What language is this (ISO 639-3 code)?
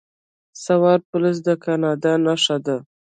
pus